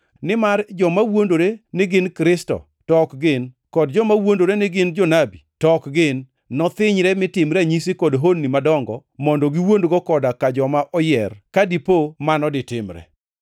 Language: Luo (Kenya and Tanzania)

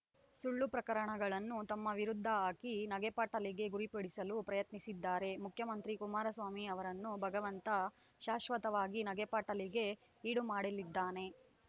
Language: Kannada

